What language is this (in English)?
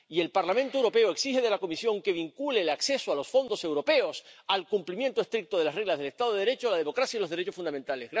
Spanish